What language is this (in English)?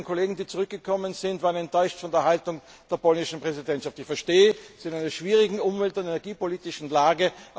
German